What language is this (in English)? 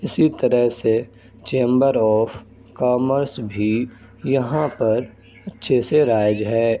Urdu